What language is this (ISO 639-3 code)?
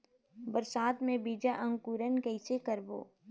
hne